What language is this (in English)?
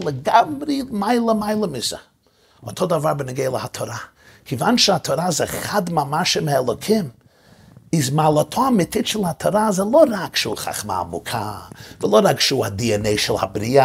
Hebrew